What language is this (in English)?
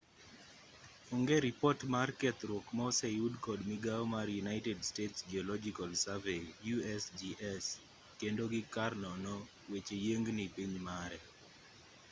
Luo (Kenya and Tanzania)